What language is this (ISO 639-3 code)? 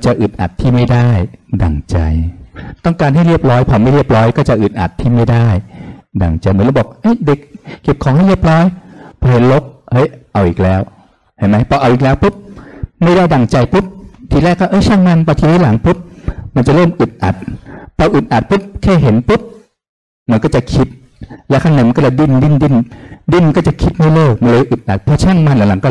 tha